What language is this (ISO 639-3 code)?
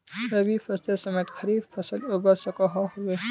mag